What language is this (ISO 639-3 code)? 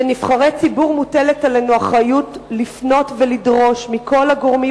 heb